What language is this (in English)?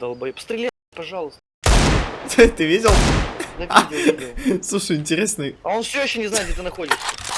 Russian